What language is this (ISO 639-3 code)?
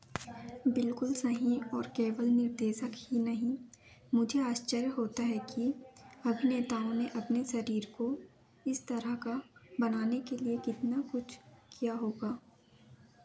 hin